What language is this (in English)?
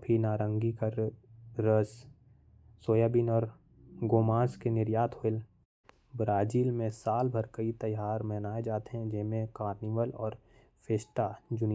Korwa